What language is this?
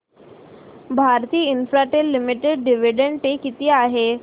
Marathi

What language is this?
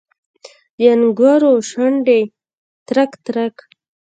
Pashto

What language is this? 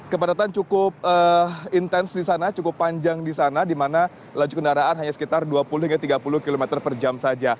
Indonesian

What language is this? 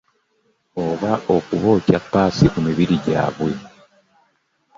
Ganda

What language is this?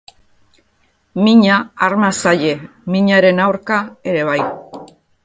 Basque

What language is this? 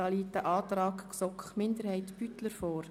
Swiss German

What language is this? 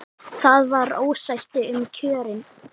Icelandic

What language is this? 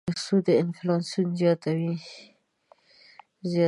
Pashto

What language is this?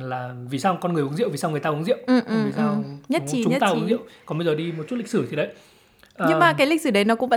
Vietnamese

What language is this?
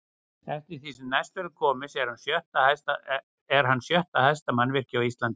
Icelandic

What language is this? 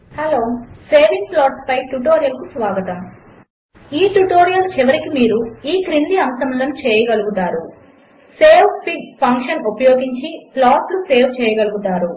Telugu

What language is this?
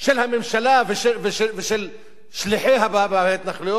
Hebrew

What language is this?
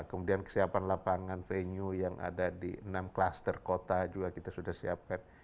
Indonesian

